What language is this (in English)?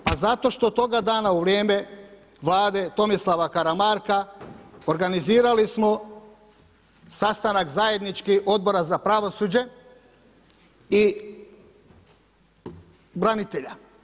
Croatian